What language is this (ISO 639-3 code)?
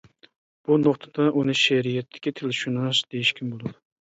uig